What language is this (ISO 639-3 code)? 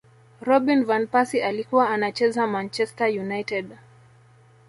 swa